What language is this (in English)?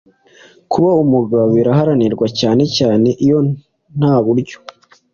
Kinyarwanda